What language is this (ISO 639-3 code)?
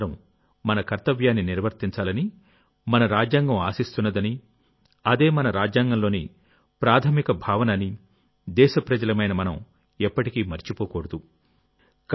tel